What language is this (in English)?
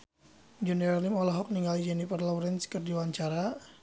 Sundanese